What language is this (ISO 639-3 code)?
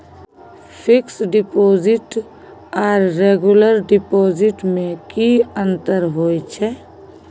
mai